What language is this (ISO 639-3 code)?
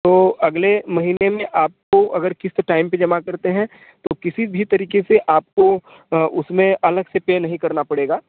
hin